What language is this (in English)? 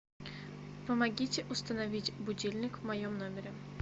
Russian